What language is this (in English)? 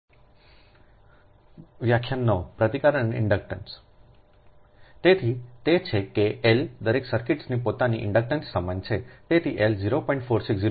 Gujarati